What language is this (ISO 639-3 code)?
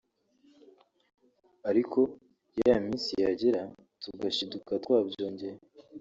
kin